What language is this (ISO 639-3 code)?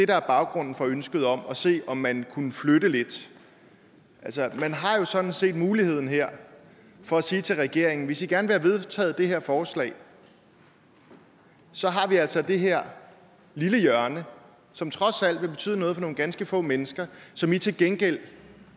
dan